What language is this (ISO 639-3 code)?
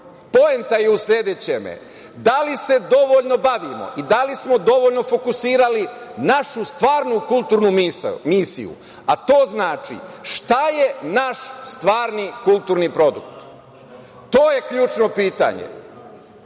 srp